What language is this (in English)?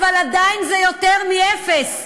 Hebrew